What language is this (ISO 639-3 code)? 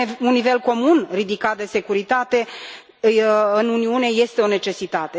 ron